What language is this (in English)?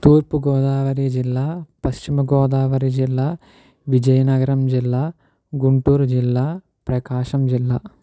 Telugu